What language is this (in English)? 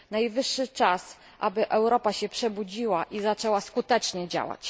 Polish